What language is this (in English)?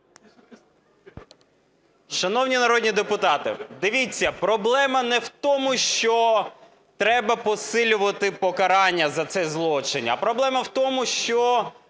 Ukrainian